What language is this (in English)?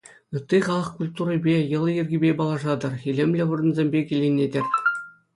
Chuvash